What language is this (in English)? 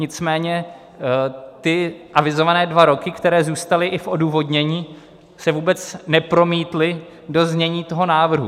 Czech